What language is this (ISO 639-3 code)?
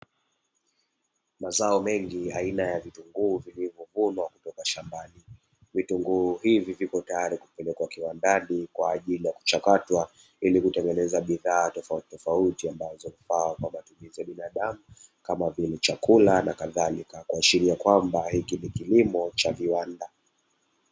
swa